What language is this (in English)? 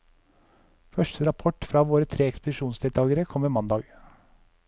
Norwegian